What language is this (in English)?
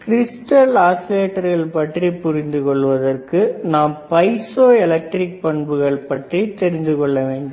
Tamil